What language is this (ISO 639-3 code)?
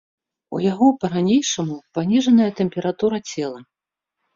bel